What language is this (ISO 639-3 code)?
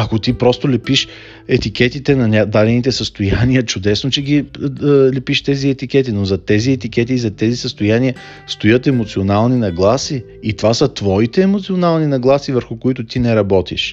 bul